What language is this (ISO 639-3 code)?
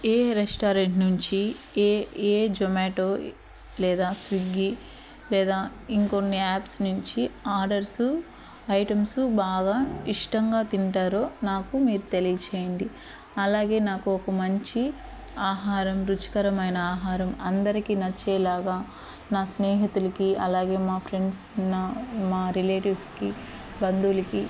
tel